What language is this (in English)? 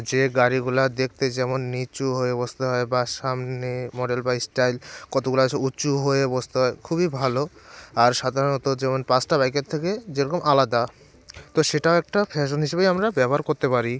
Bangla